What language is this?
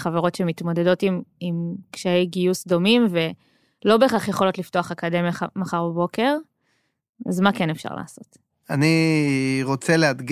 Hebrew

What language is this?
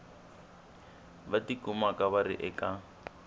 Tsonga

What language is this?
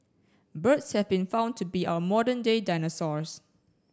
English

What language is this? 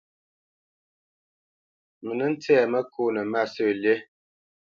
Bamenyam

